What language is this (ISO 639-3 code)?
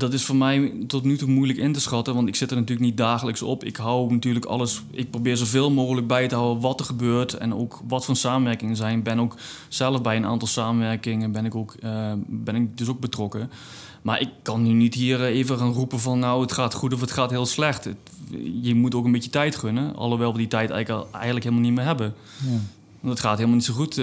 nld